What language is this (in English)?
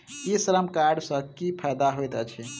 Maithili